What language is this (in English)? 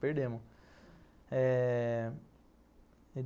Portuguese